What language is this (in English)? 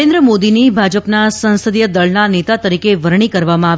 Gujarati